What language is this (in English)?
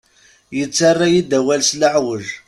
Kabyle